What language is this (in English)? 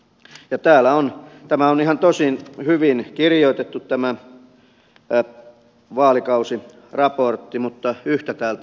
Finnish